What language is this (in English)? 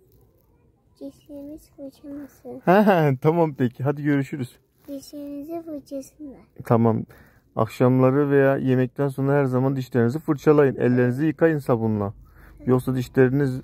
Turkish